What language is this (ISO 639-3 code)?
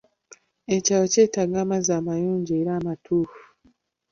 lug